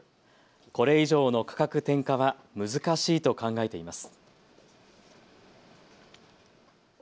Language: Japanese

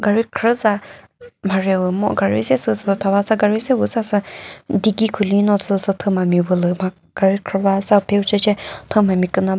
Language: Chokri Naga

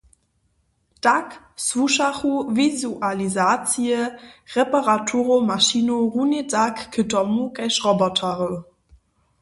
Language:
Upper Sorbian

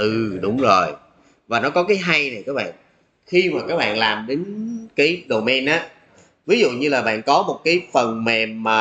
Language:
Vietnamese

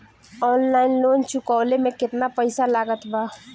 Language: Bhojpuri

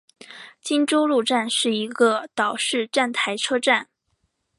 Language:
Chinese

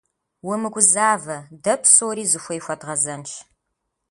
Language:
Kabardian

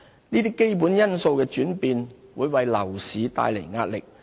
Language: Cantonese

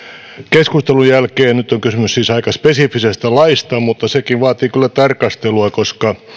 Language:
Finnish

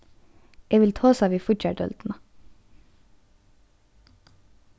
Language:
Faroese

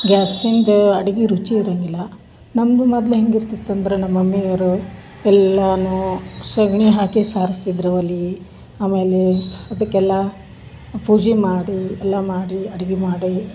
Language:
Kannada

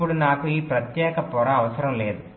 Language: Telugu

